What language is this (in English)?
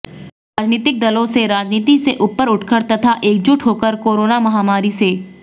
Hindi